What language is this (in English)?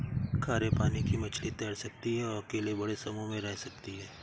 Hindi